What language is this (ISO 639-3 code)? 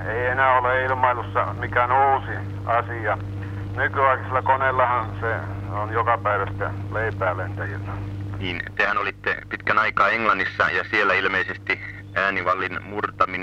fin